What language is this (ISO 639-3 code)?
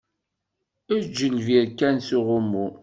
kab